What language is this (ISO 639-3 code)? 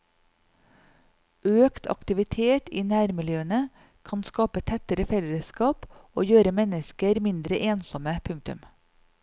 nor